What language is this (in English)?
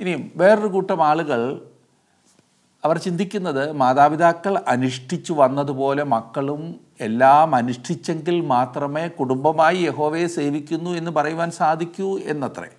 Malayalam